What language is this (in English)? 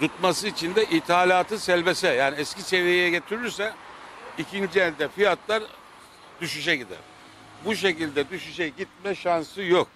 Turkish